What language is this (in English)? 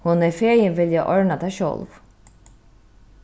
Faroese